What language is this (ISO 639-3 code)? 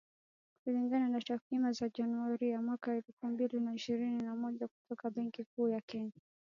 swa